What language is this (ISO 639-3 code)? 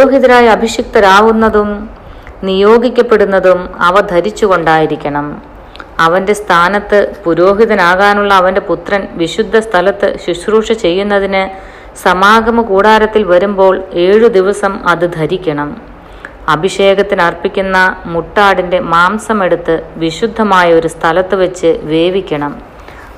mal